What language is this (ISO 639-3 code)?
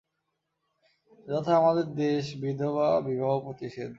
ben